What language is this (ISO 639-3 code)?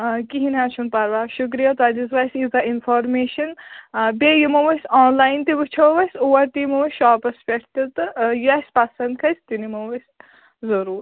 kas